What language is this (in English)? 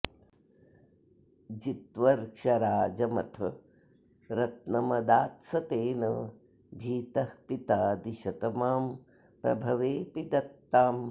Sanskrit